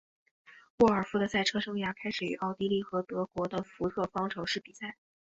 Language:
Chinese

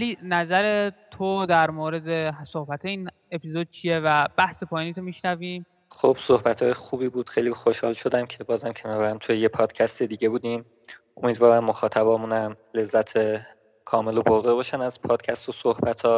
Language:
Persian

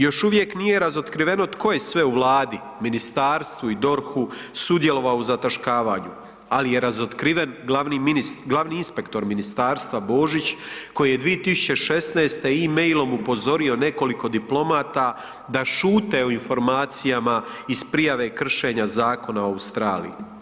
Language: Croatian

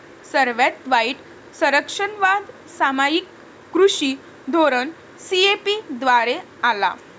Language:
Marathi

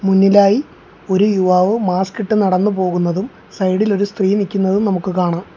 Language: Malayalam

